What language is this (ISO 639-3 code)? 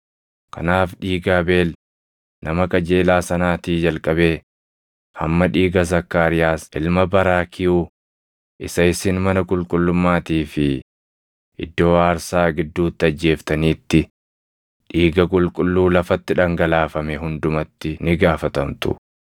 orm